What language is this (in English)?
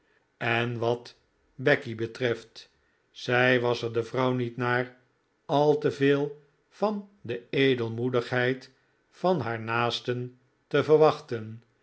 Dutch